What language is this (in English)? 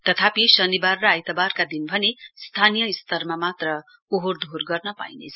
Nepali